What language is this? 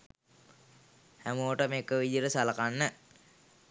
Sinhala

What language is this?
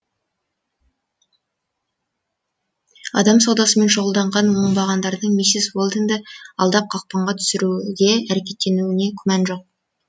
Kazakh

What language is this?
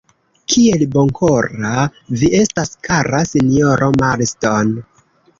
Esperanto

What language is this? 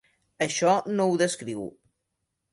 Catalan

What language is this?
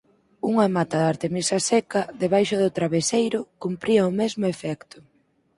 Galician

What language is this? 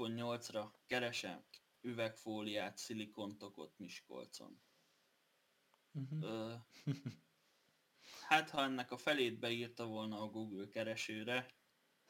Hungarian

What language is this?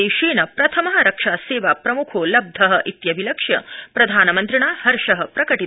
Sanskrit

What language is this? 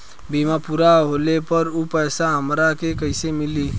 Bhojpuri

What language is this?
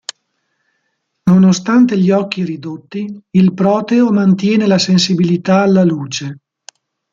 Italian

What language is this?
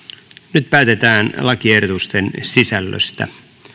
Finnish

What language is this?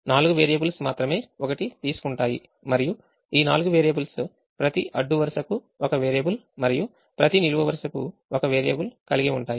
Telugu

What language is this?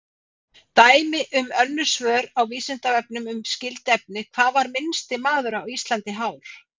Icelandic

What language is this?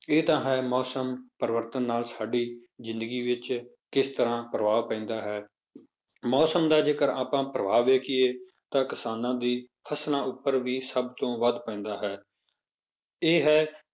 Punjabi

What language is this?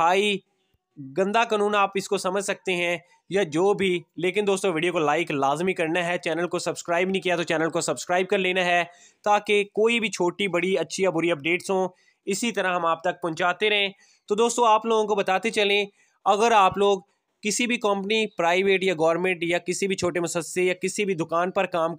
Hindi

